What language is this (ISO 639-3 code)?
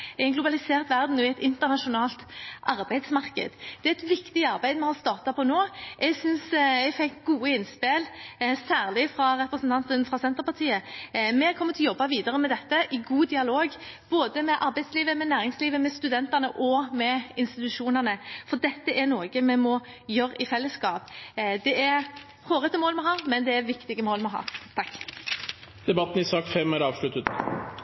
nor